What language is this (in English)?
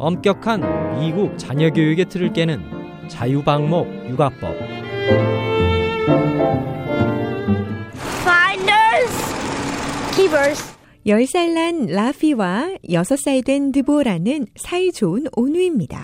Korean